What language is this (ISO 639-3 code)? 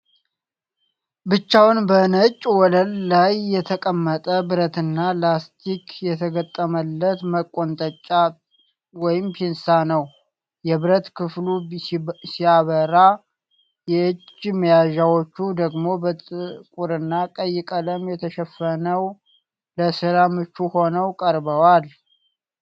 amh